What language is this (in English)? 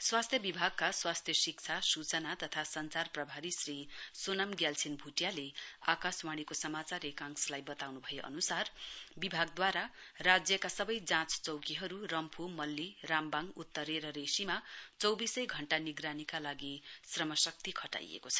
Nepali